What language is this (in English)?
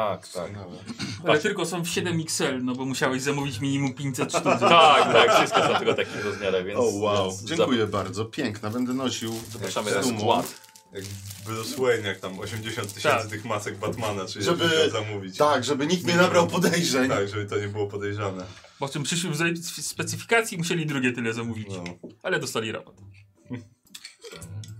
Polish